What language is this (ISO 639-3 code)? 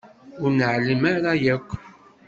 kab